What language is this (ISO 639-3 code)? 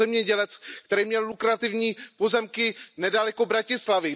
ces